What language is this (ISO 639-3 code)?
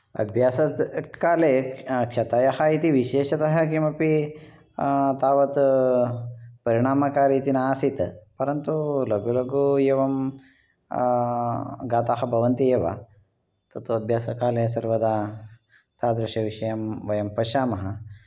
san